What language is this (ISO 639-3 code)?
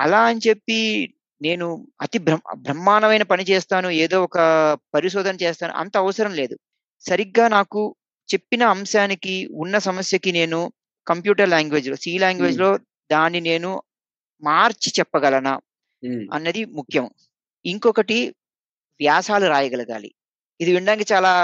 tel